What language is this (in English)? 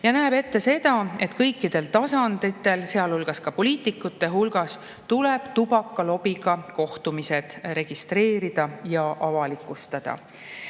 Estonian